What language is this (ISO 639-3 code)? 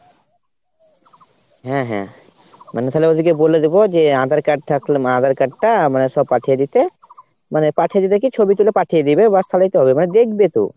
ben